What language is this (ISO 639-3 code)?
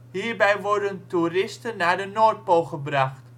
nld